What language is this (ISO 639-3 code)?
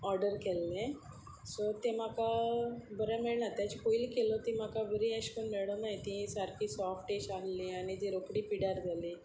kok